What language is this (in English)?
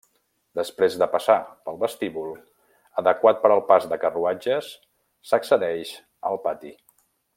Catalan